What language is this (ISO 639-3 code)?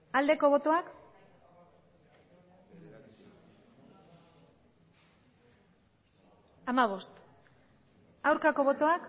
eus